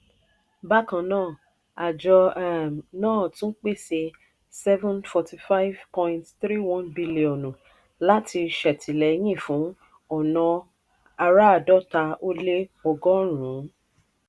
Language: Yoruba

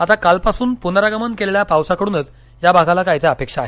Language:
Marathi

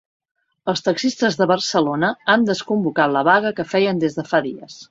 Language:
Catalan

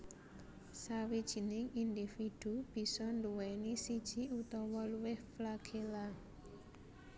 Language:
Javanese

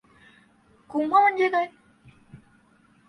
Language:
Marathi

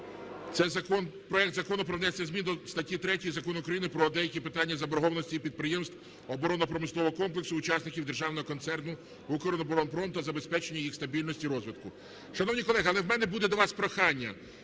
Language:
Ukrainian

